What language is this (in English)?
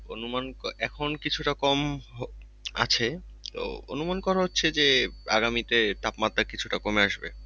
Bangla